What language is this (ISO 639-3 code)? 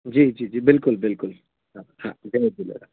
snd